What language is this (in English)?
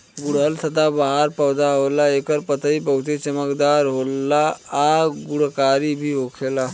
Bhojpuri